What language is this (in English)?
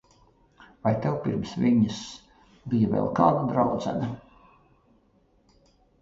Latvian